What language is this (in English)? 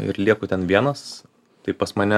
Lithuanian